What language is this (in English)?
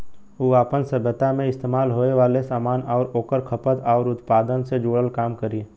Bhojpuri